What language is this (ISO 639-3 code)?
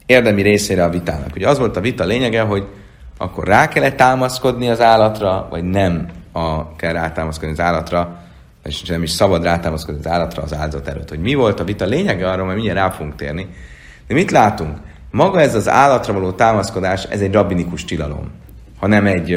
hun